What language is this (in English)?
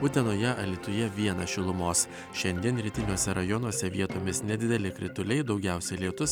Lithuanian